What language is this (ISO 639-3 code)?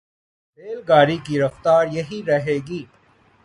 urd